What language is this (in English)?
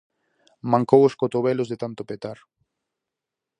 Galician